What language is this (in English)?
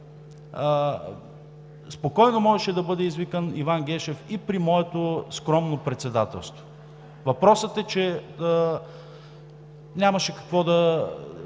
Bulgarian